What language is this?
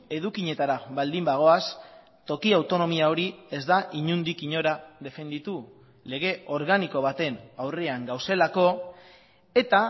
Basque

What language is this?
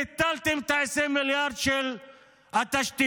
Hebrew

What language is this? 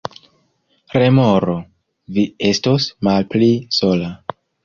Esperanto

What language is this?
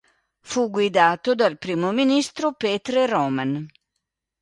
Italian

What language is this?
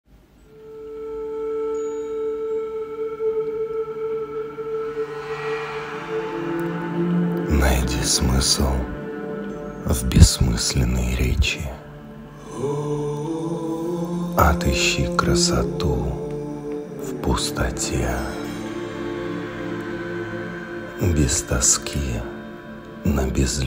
Russian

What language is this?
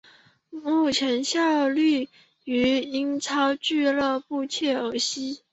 Chinese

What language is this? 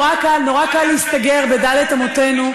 Hebrew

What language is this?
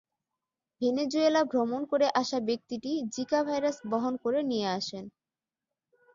Bangla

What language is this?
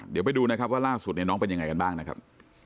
Thai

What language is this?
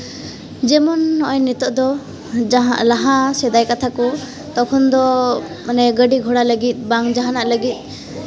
Santali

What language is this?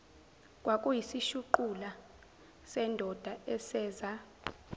Zulu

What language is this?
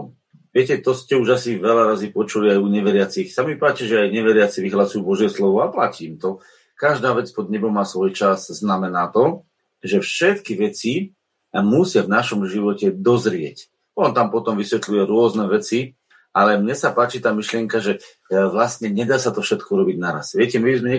Slovak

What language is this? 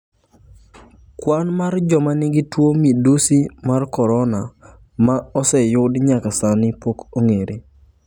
Luo (Kenya and Tanzania)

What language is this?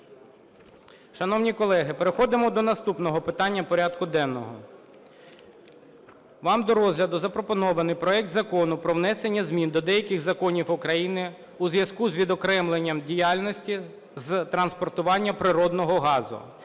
Ukrainian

